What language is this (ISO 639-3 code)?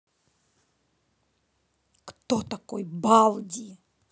rus